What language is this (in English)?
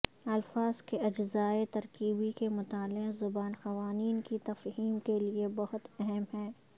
Urdu